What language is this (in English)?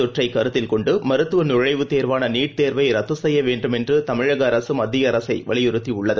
Tamil